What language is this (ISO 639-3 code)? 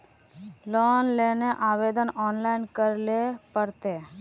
mag